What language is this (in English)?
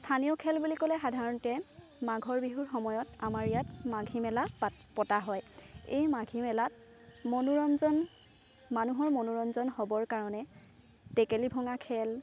Assamese